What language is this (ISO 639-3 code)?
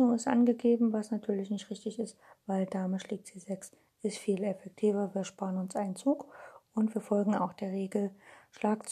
deu